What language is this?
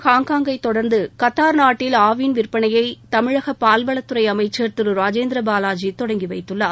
Tamil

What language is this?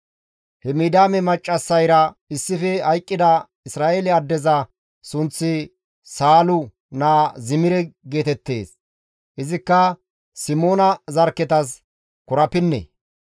Gamo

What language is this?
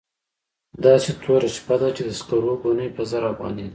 Pashto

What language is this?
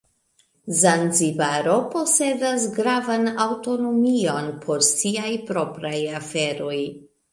Esperanto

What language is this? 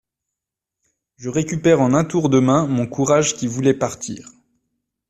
French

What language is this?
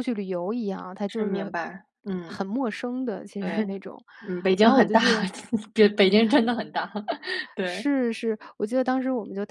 Chinese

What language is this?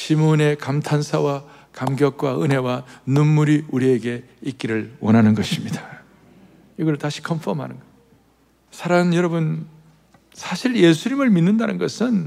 Korean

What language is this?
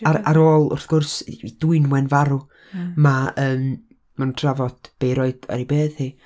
Welsh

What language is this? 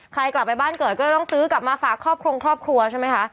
Thai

